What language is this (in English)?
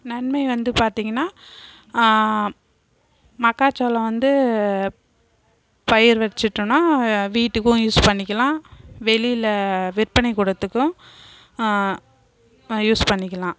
Tamil